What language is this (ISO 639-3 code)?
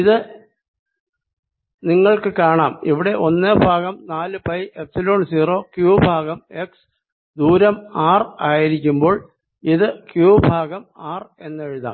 mal